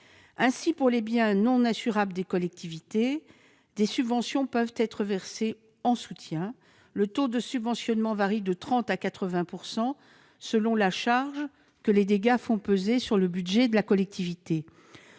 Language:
French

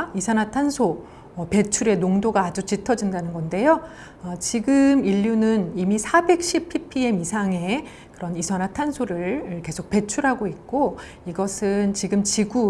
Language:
Korean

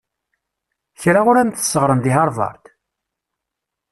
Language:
Kabyle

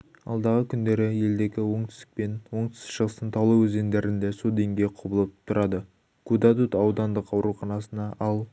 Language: Kazakh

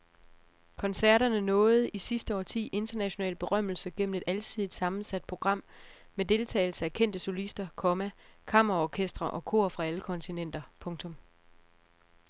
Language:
Danish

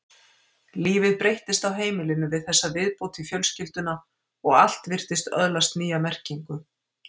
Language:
Icelandic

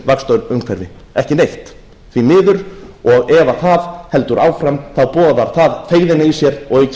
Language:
Icelandic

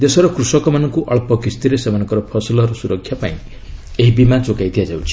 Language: Odia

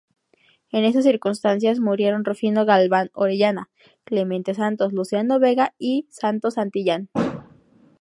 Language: Spanish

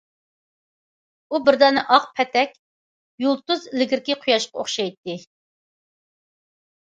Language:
Uyghur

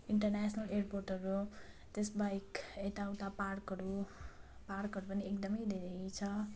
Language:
Nepali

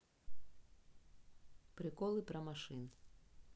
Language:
Russian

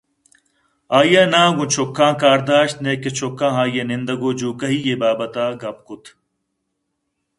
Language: Eastern Balochi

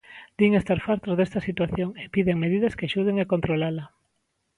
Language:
Galician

